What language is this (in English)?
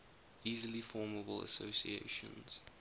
English